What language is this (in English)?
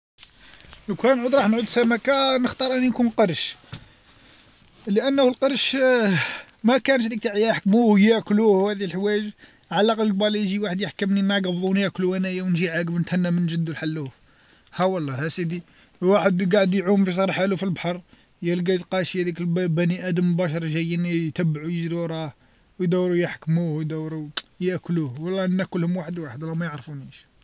Algerian Arabic